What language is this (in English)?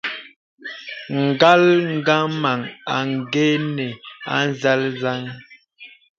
Bebele